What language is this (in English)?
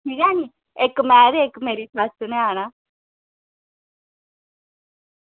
Dogri